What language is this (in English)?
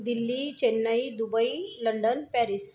Marathi